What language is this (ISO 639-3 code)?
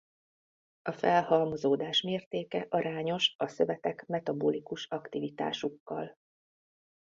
hun